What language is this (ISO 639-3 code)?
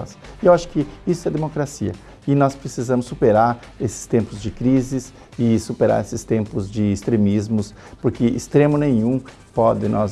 por